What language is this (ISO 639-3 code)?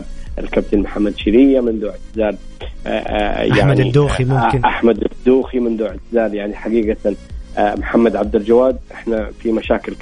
ara